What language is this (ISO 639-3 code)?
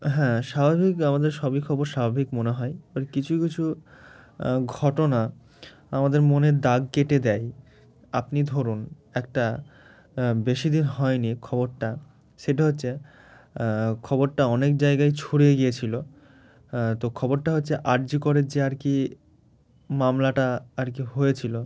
ben